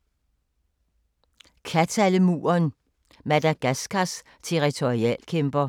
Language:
Danish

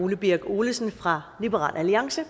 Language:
Danish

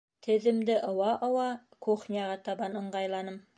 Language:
Bashkir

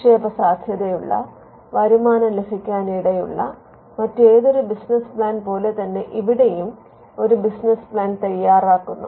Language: Malayalam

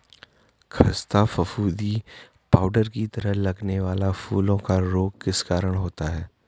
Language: Hindi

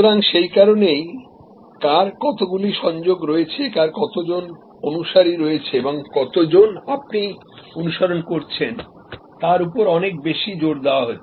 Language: Bangla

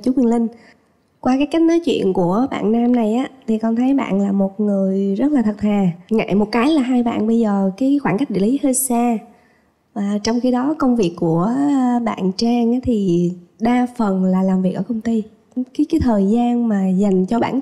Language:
Vietnamese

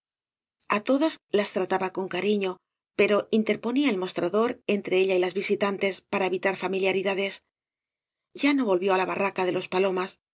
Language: Spanish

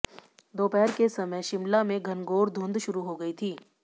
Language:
Hindi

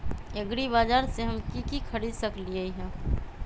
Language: Magahi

